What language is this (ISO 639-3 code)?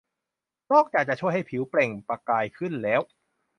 tha